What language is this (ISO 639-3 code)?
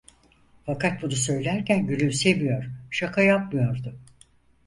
tur